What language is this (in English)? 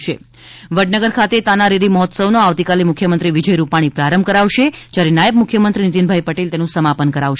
Gujarati